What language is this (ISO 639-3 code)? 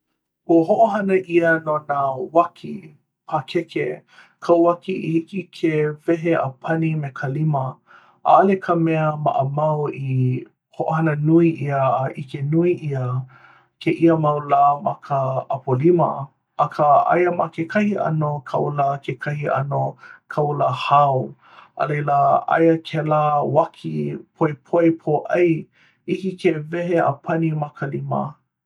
haw